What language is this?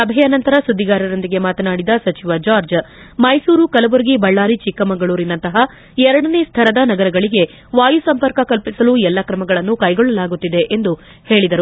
Kannada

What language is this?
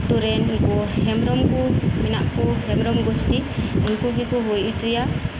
Santali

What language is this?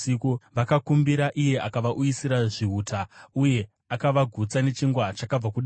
Shona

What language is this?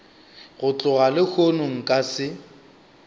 Northern Sotho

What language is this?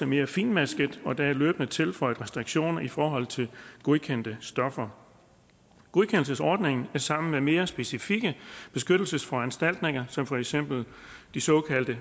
Danish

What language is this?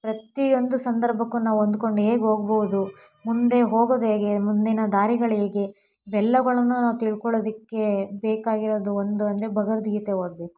Kannada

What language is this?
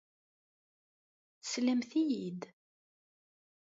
Kabyle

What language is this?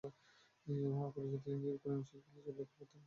Bangla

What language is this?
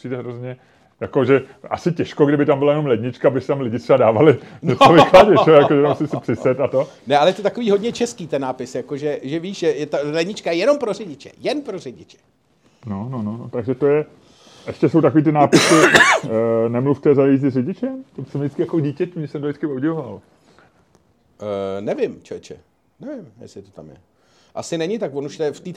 Czech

